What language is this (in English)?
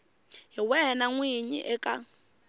Tsonga